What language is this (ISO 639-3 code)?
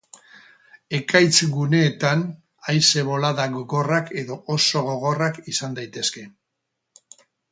eus